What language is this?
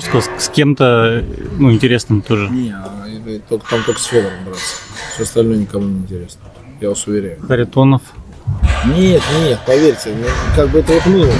Russian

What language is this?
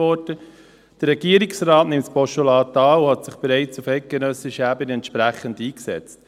Swiss German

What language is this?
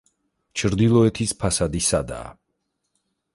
Georgian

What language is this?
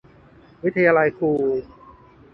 Thai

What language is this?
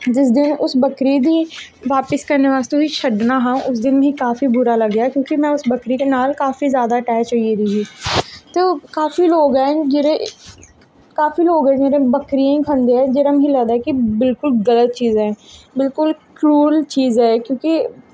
Dogri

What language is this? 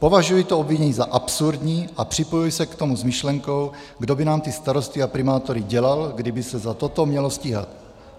Czech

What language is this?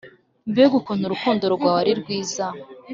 Kinyarwanda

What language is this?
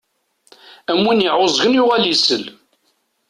Kabyle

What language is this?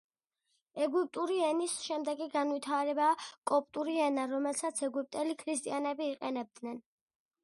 Georgian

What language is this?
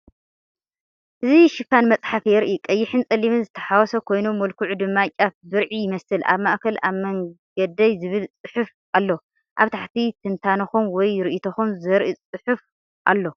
Tigrinya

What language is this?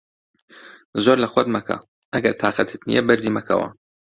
Central Kurdish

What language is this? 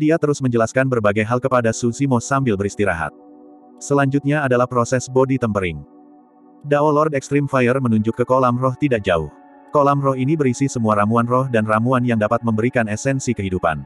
Indonesian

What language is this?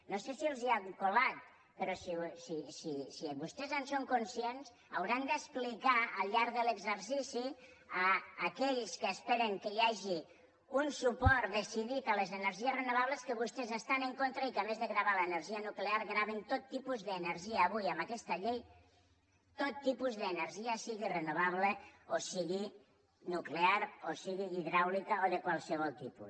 Catalan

